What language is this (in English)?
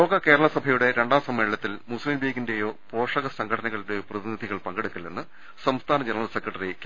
Malayalam